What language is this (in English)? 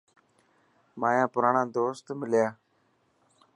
Dhatki